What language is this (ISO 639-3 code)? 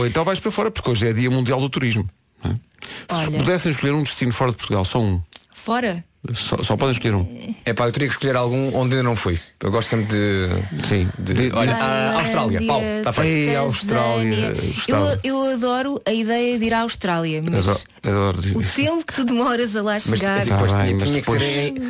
por